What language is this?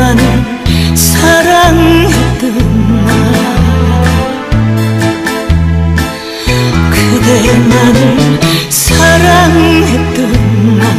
Korean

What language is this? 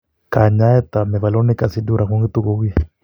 Kalenjin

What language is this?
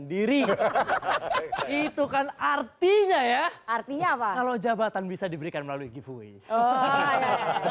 Indonesian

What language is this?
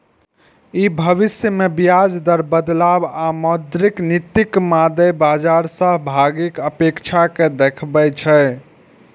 Maithili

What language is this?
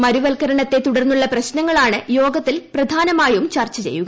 Malayalam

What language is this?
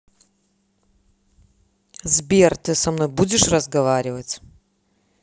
Russian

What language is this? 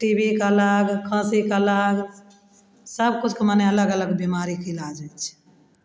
Maithili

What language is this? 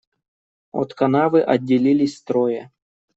Russian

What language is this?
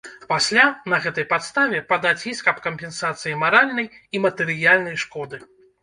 Belarusian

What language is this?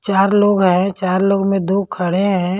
Hindi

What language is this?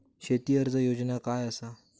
Marathi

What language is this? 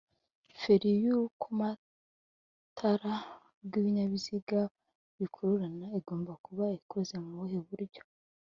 Kinyarwanda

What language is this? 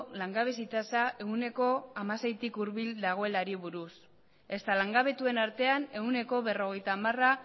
Basque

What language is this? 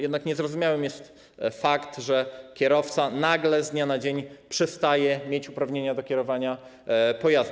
Polish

